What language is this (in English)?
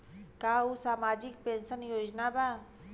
Bhojpuri